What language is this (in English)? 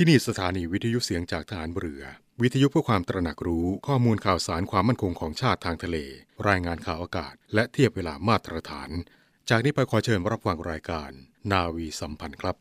Thai